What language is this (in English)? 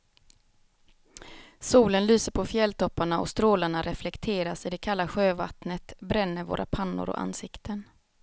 Swedish